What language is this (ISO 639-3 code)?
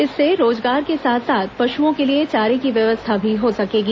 hin